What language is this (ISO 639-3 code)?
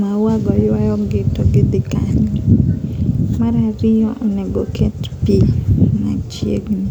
luo